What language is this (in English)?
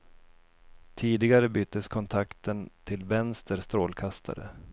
Swedish